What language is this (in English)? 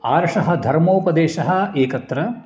Sanskrit